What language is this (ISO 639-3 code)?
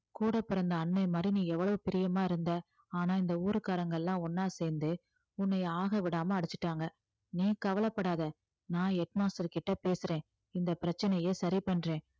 tam